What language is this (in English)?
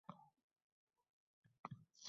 Uzbek